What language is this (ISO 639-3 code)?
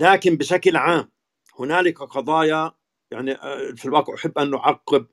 ara